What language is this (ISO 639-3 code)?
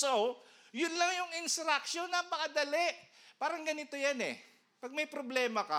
fil